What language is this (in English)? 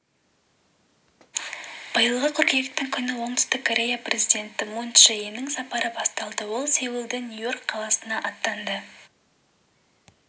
Kazakh